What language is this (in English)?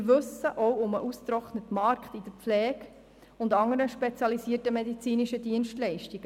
Swiss German